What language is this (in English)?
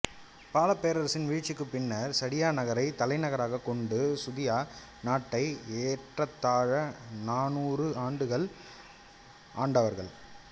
Tamil